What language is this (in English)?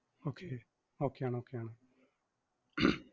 Malayalam